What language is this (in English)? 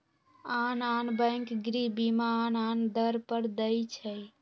Magahi